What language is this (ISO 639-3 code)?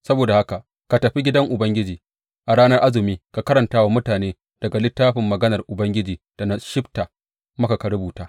hau